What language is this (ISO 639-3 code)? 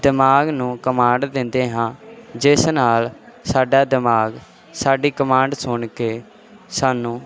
pan